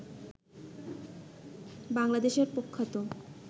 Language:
Bangla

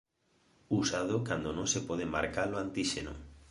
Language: Galician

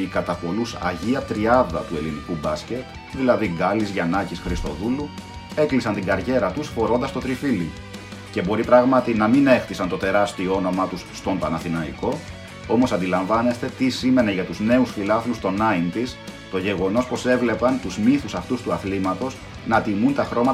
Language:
Greek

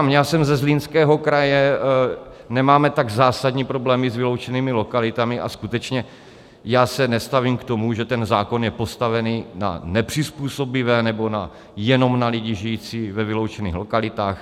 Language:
Czech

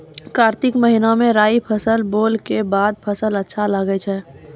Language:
Maithili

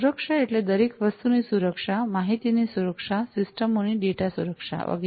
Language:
Gujarati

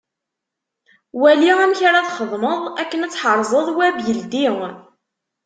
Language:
Kabyle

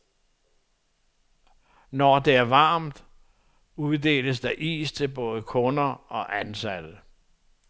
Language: Danish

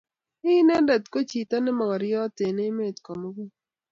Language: Kalenjin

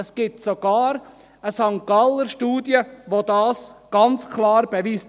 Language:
Swiss German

